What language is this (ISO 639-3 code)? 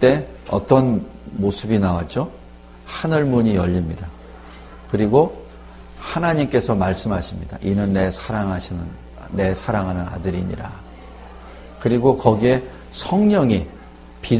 kor